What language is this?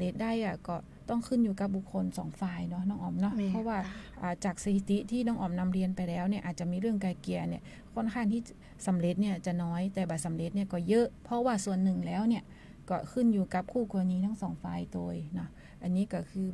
Thai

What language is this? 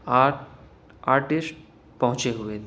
Urdu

